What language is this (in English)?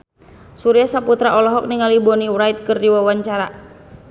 Sundanese